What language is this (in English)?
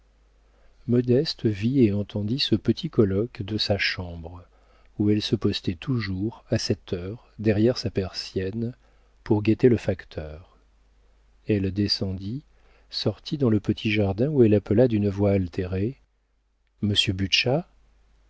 French